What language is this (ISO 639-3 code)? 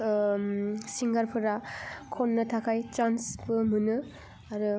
brx